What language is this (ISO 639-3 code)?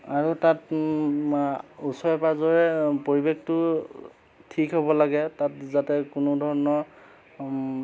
asm